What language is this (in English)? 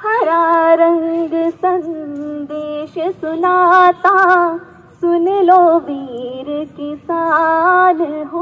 Hindi